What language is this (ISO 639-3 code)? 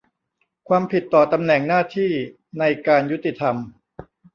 tha